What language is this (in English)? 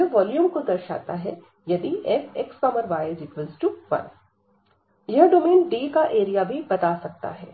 Hindi